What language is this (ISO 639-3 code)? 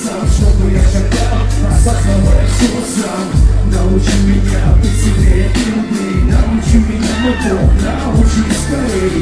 rus